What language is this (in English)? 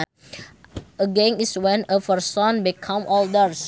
Sundanese